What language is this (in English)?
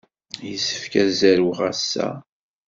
Kabyle